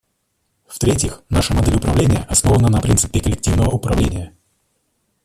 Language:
Russian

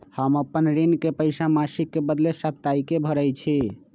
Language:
Magahi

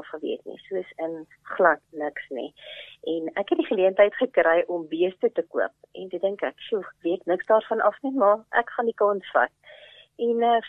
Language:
Swedish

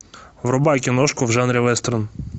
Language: Russian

